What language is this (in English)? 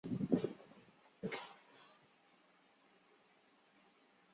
Chinese